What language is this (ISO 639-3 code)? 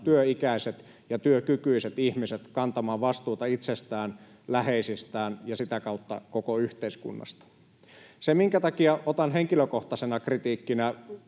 fin